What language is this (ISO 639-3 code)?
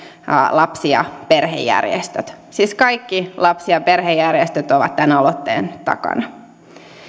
fin